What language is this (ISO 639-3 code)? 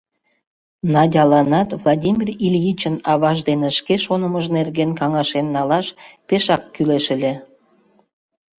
chm